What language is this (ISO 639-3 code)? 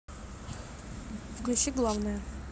rus